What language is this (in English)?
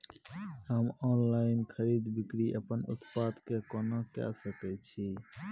Maithili